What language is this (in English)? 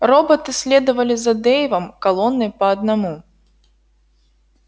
Russian